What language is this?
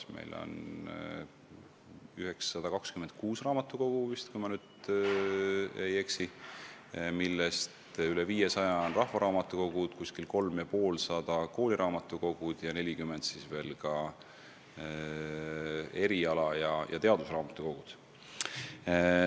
Estonian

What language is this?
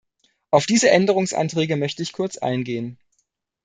German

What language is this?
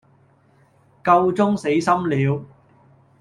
Cantonese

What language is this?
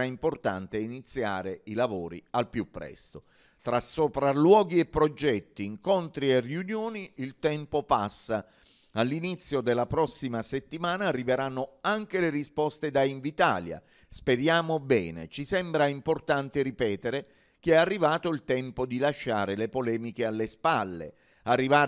Italian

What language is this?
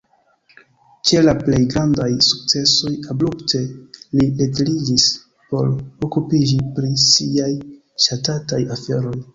Esperanto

